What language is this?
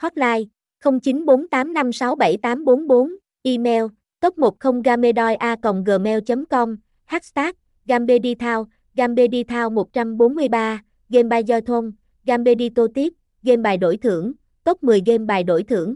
Vietnamese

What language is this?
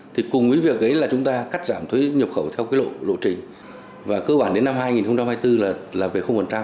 Vietnamese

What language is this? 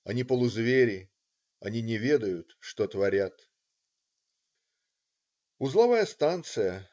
Russian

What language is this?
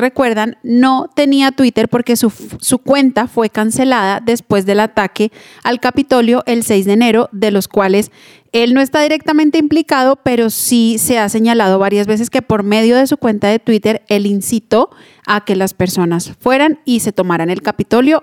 Spanish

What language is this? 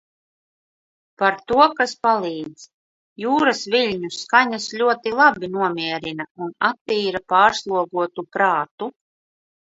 Latvian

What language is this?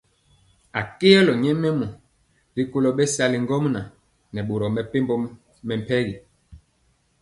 Mpiemo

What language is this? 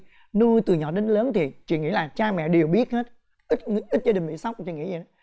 Vietnamese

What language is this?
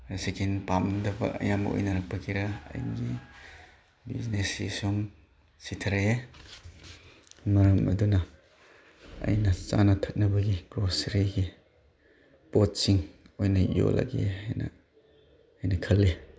Manipuri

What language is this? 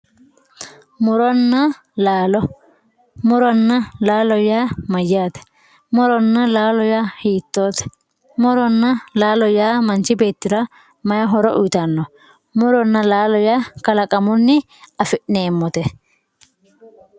Sidamo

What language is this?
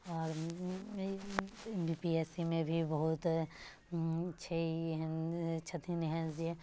Maithili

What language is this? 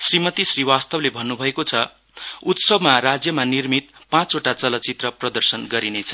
Nepali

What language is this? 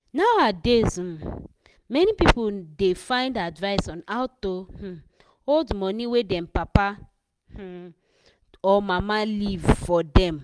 Nigerian Pidgin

